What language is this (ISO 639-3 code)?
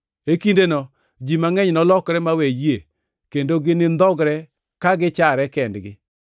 luo